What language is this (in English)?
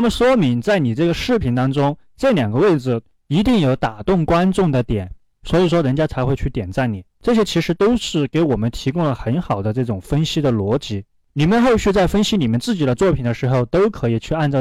Chinese